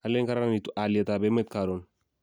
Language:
Kalenjin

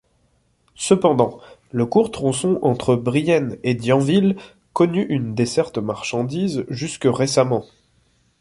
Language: French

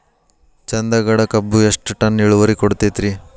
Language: Kannada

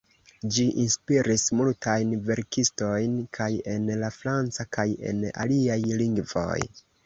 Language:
Esperanto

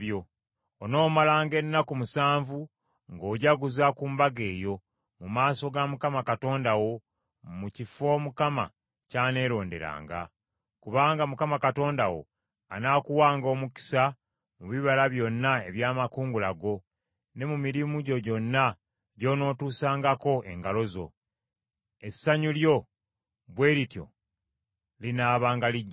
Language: Ganda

